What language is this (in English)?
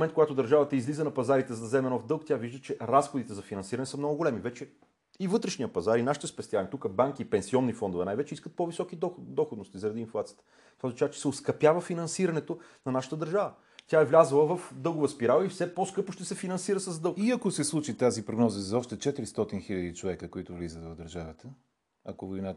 Bulgarian